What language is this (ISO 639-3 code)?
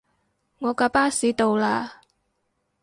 yue